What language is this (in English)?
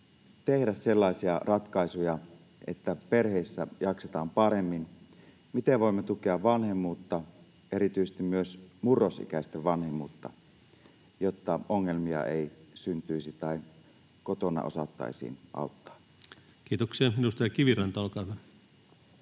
Finnish